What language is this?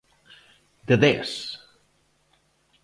Galician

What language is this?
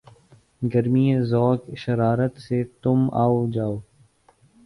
Urdu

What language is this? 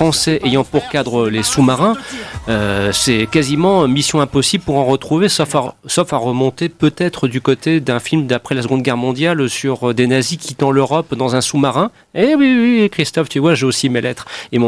French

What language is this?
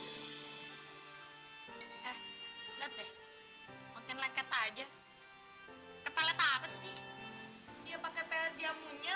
Indonesian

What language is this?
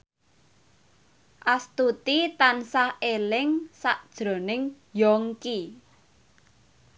Javanese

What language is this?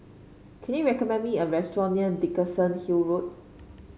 English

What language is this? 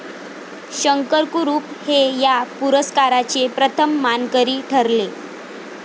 Marathi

